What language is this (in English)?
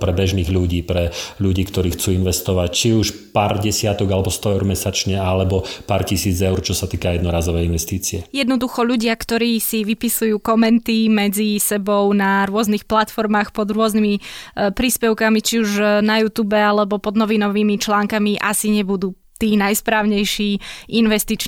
Slovak